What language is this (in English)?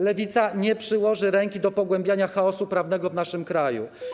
Polish